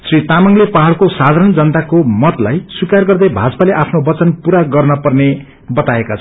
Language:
Nepali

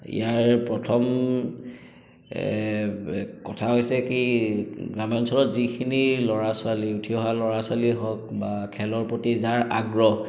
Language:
Assamese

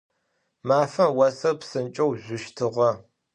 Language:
Adyghe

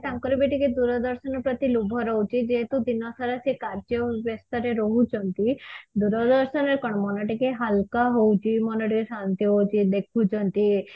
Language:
Odia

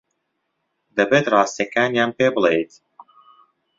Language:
Central Kurdish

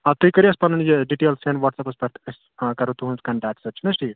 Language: Kashmiri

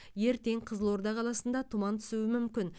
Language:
Kazakh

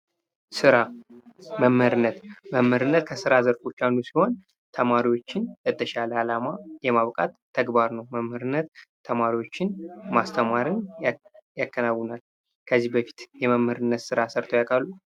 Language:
Amharic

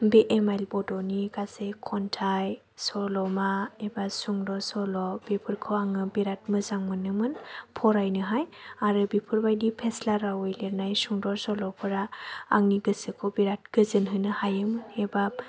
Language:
Bodo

